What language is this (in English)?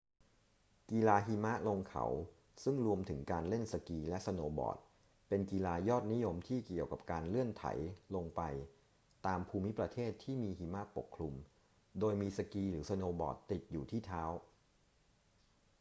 Thai